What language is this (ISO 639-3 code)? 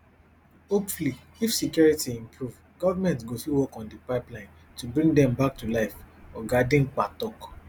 pcm